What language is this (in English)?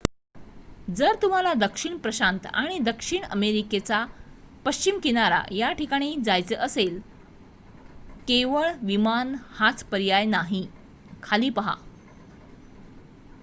Marathi